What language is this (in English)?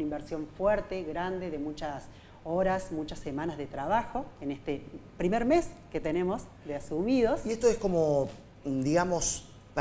Spanish